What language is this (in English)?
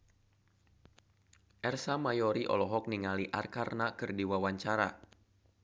Sundanese